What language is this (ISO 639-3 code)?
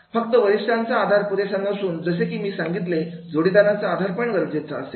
mar